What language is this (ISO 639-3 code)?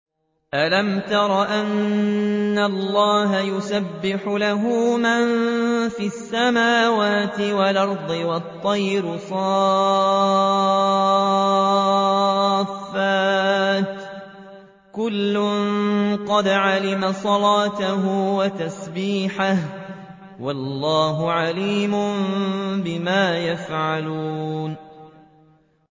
ara